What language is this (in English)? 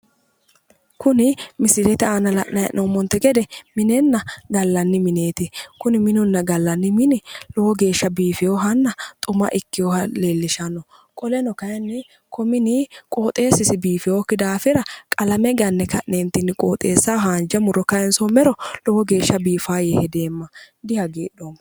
Sidamo